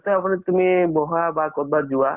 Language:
Assamese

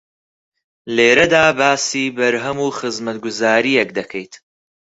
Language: Central Kurdish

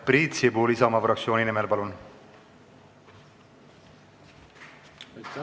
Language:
Estonian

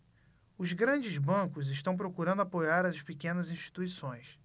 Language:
Portuguese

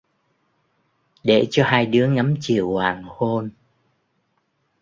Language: Vietnamese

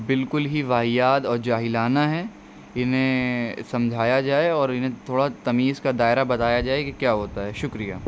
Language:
Urdu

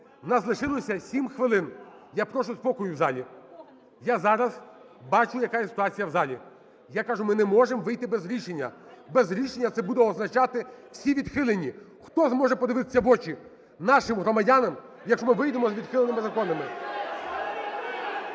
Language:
Ukrainian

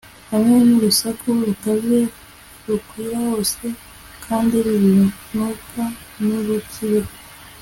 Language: Kinyarwanda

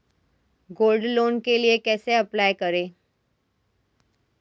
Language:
Hindi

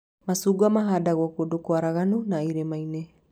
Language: Kikuyu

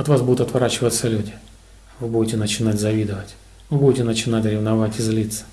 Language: Russian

